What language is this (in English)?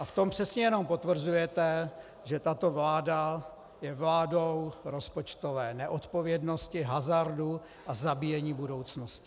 Czech